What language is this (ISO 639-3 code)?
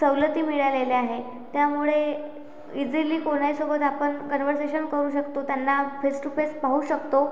mar